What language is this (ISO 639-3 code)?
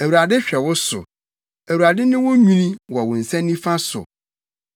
aka